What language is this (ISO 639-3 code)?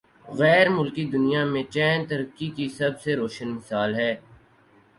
urd